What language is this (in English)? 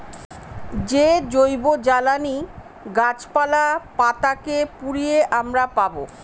Bangla